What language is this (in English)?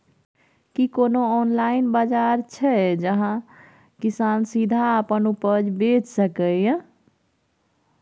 Maithili